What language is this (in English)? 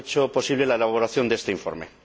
Spanish